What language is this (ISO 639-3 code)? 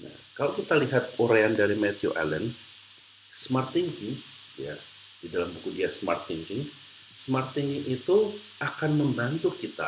ind